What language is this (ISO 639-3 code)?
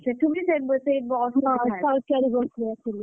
ori